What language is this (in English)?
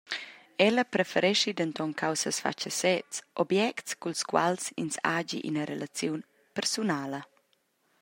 Romansh